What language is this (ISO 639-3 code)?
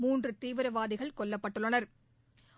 tam